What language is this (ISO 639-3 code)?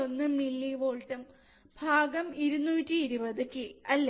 mal